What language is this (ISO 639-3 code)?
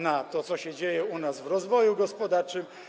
pol